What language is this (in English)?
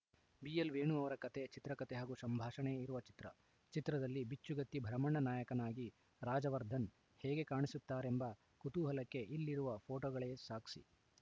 Kannada